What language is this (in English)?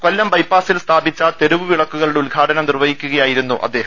Malayalam